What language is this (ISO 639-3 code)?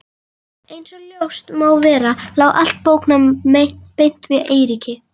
isl